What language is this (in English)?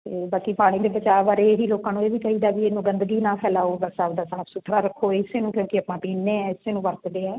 Punjabi